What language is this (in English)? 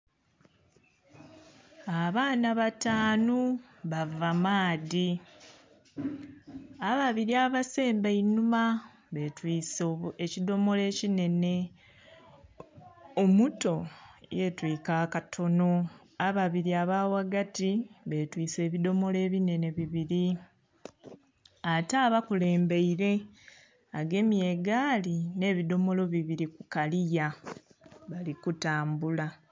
Soga